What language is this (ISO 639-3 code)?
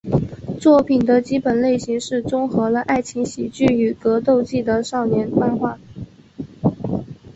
zho